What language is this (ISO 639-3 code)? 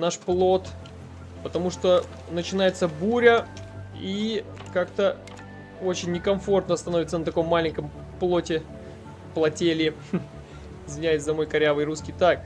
rus